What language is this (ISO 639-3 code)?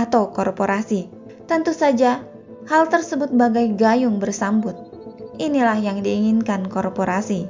ind